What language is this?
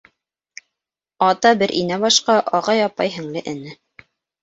Bashkir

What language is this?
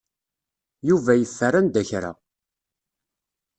Kabyle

